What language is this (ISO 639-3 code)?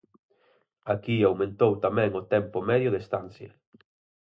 glg